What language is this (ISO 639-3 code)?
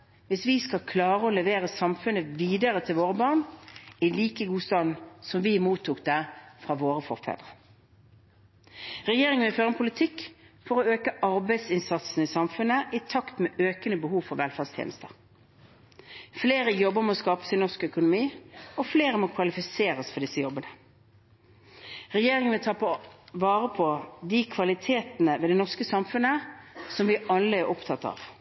nob